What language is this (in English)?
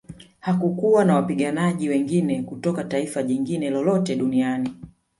Swahili